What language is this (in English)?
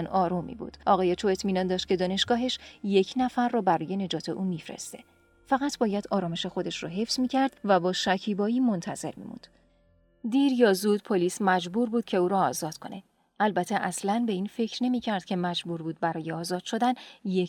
Persian